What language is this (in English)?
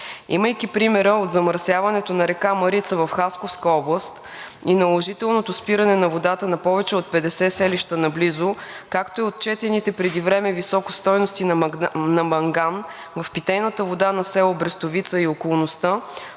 Bulgarian